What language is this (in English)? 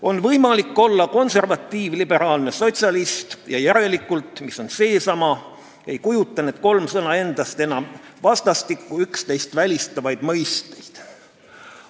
Estonian